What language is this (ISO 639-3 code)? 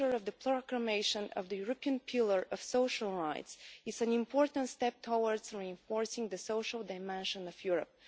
eng